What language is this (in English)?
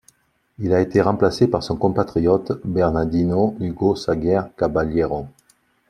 French